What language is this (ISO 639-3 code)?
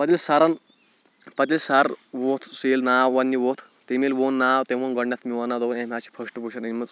kas